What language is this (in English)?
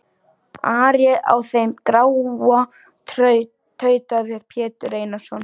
Icelandic